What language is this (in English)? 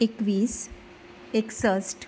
Konkani